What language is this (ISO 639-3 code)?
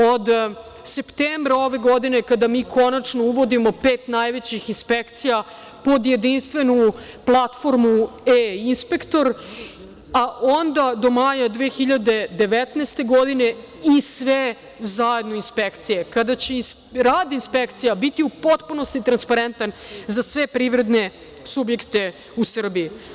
srp